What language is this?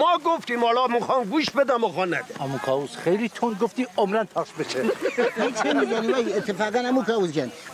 Persian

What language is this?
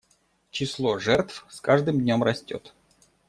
Russian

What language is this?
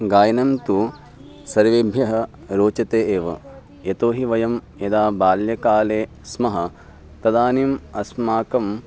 Sanskrit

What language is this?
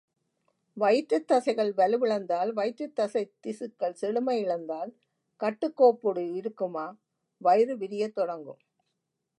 Tamil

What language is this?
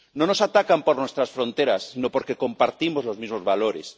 Spanish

